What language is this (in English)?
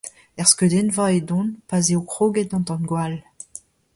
Breton